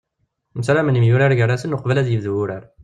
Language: Kabyle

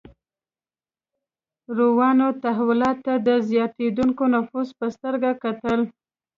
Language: Pashto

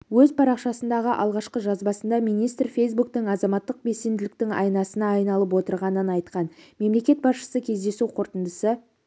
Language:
Kazakh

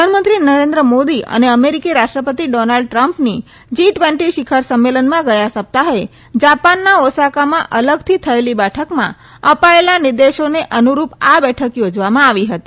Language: Gujarati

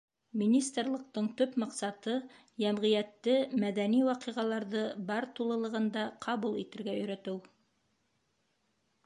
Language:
Bashkir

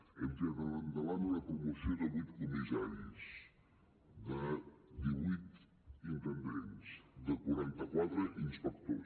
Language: Catalan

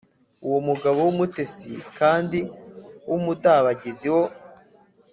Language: Kinyarwanda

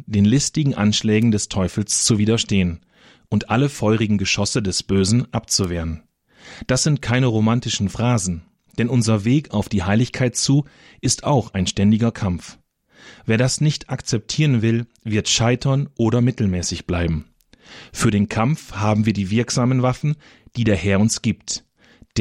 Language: German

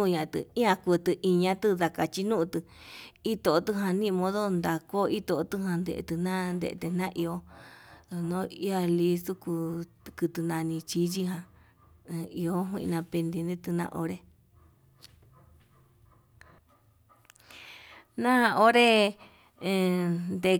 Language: Yutanduchi Mixtec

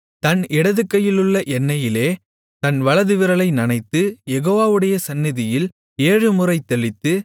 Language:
Tamil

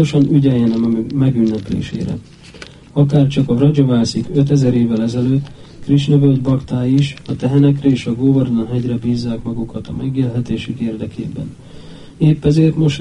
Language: Hungarian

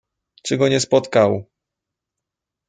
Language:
Polish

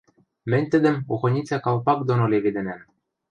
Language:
Western Mari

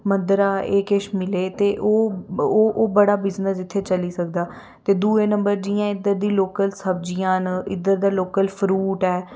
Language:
Dogri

